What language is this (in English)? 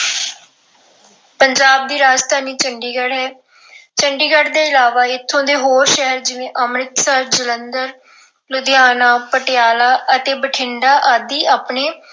Punjabi